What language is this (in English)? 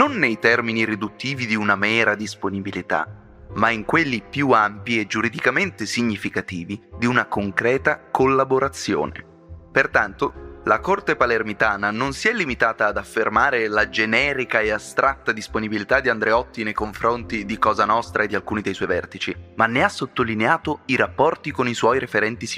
Italian